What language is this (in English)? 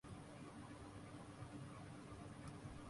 Urdu